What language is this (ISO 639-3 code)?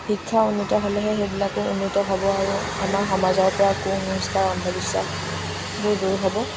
asm